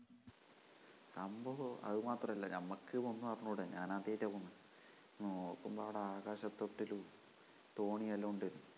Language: Malayalam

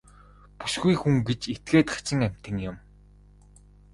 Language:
Mongolian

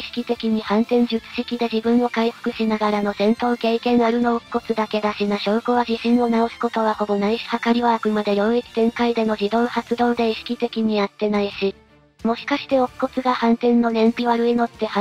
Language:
Japanese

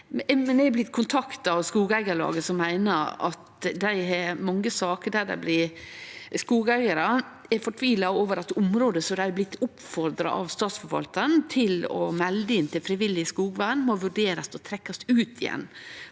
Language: Norwegian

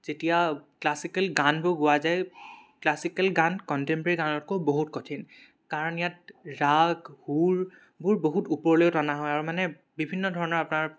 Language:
Assamese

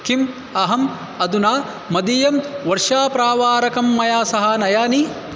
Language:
Sanskrit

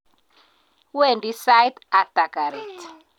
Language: Kalenjin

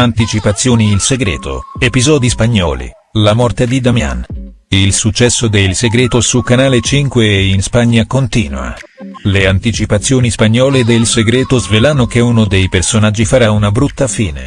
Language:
Italian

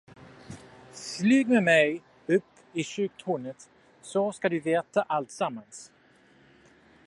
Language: Swedish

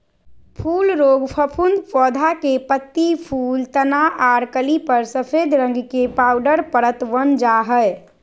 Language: Magahi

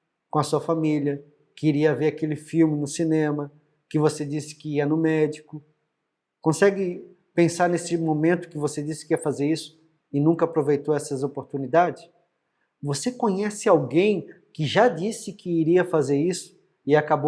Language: Portuguese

